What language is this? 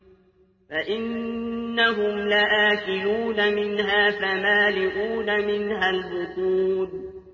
Arabic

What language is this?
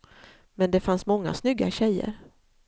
Swedish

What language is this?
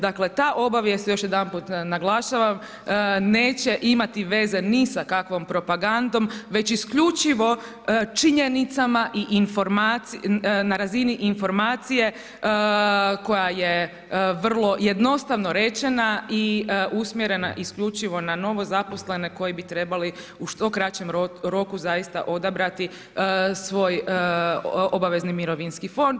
Croatian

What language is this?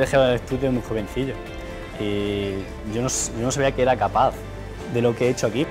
Spanish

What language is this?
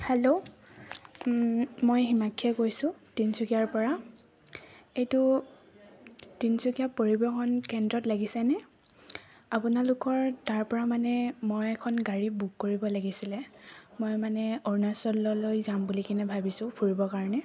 Assamese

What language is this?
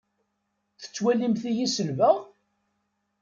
Kabyle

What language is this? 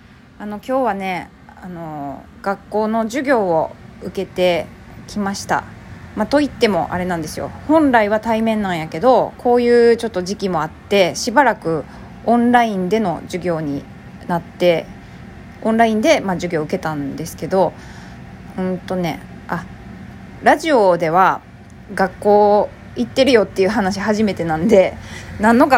Japanese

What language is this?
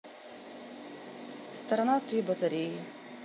Russian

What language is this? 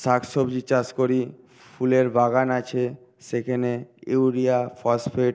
Bangla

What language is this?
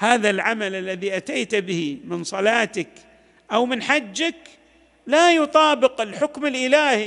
Arabic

